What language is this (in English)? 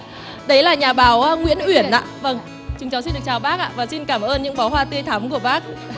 Vietnamese